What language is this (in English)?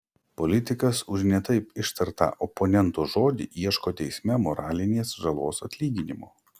Lithuanian